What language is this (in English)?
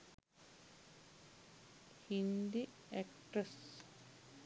Sinhala